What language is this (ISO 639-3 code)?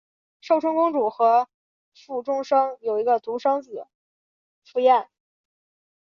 zho